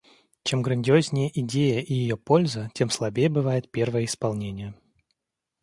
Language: Russian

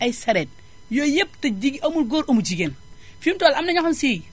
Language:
Wolof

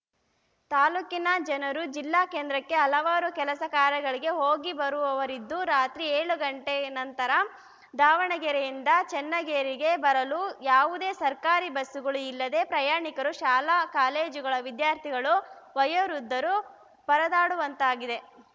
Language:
Kannada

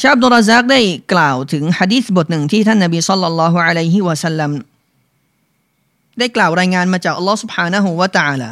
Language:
Thai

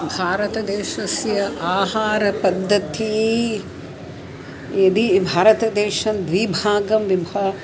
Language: Sanskrit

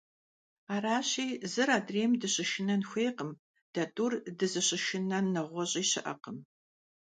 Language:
Kabardian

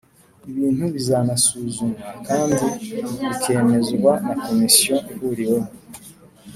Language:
Kinyarwanda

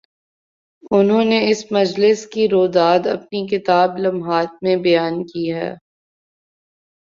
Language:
Urdu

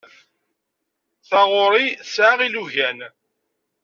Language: Kabyle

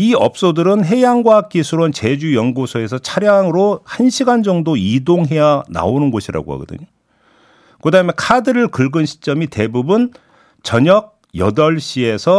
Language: Korean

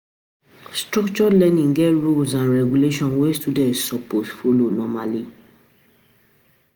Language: Nigerian Pidgin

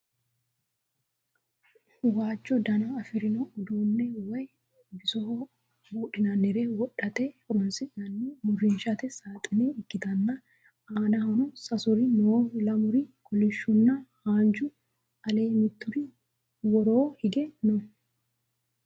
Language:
Sidamo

